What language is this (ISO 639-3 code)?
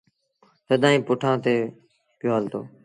sbn